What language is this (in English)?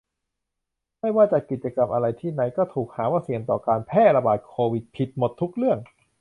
Thai